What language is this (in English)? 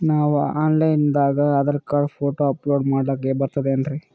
Kannada